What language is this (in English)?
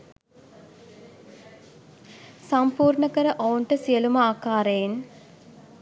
Sinhala